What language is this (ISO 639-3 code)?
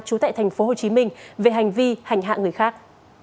vie